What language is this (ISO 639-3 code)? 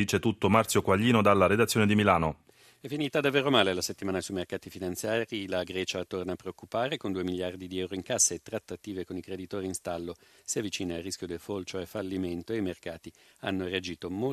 ita